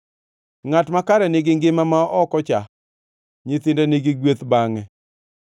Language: Luo (Kenya and Tanzania)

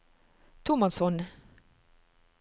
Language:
Norwegian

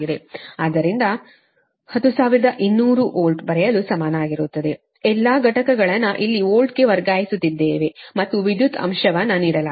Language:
Kannada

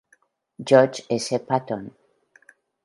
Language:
Spanish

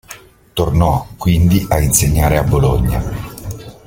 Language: Italian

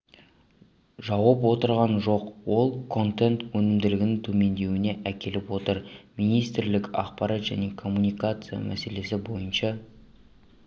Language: Kazakh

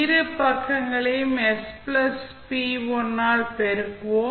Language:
Tamil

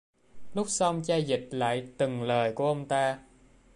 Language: Vietnamese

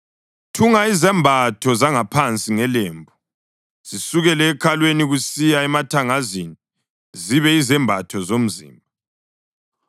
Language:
North Ndebele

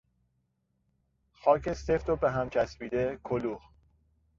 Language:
Persian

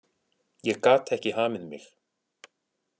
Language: Icelandic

